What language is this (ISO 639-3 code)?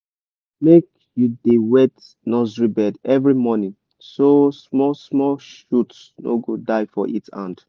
pcm